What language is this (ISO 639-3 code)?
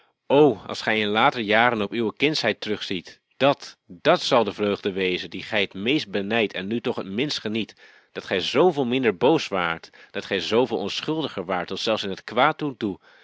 nld